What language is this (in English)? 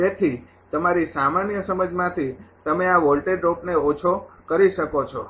Gujarati